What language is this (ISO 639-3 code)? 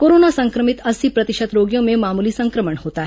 hin